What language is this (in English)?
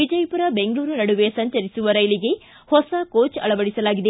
Kannada